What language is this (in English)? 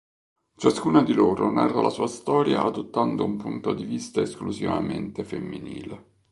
Italian